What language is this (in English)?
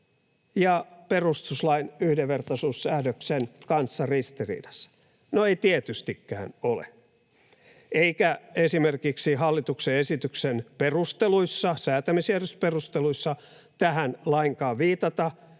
Finnish